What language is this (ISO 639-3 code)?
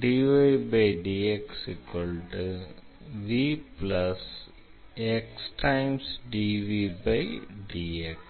tam